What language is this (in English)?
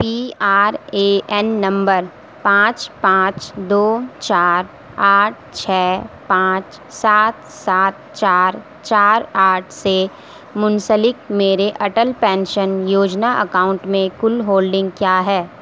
Urdu